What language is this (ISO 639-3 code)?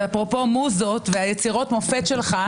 heb